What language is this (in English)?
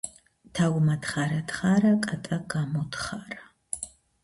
Georgian